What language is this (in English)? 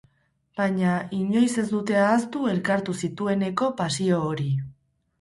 Basque